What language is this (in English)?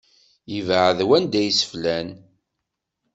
Kabyle